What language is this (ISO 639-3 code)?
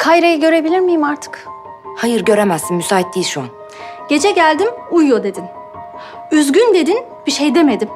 tur